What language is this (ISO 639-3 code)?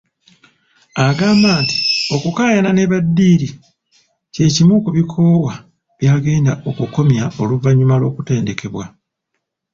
lug